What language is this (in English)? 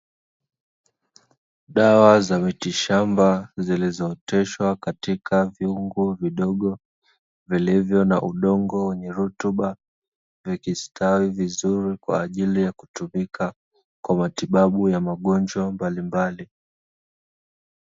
Swahili